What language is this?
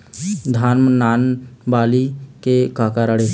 Chhattisgarhi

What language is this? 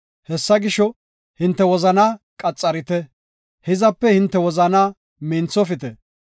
Gofa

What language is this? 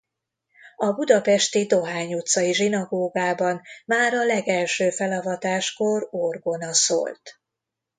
Hungarian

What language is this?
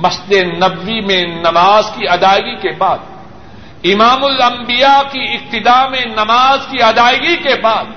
Urdu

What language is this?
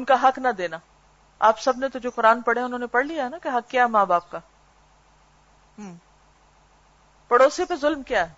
Urdu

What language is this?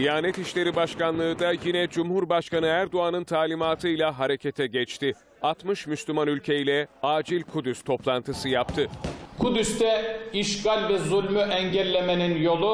Turkish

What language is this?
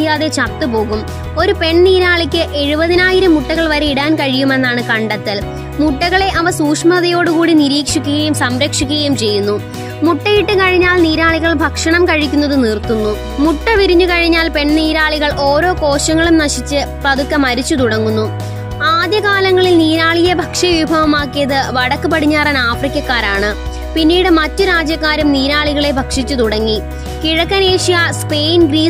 Malayalam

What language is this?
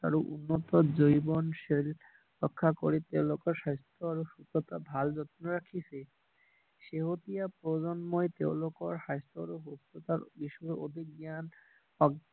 Assamese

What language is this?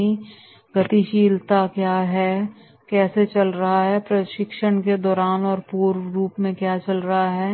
Hindi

